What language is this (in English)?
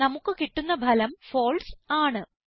Malayalam